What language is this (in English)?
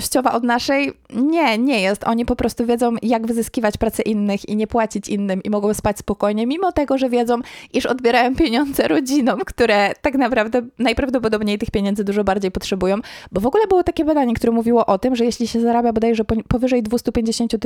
Polish